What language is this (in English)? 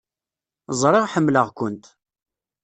Kabyle